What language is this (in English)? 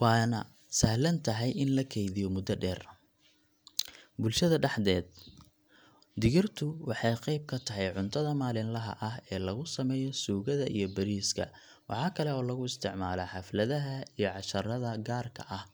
Somali